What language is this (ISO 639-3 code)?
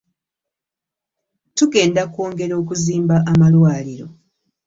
lug